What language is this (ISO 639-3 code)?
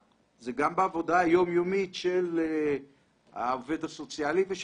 heb